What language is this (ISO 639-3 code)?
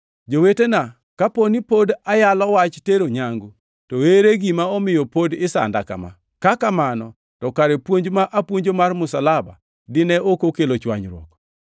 luo